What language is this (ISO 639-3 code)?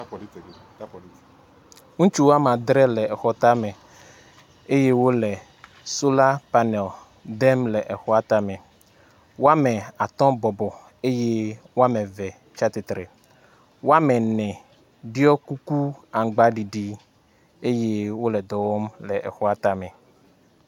ewe